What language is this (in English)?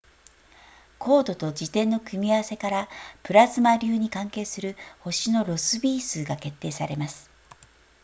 Japanese